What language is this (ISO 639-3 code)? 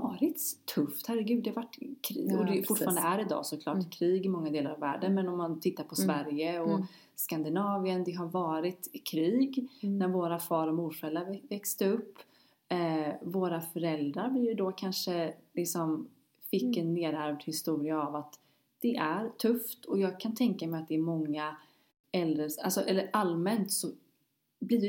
swe